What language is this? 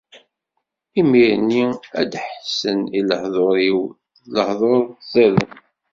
Kabyle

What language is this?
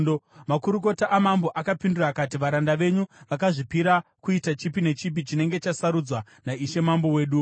Shona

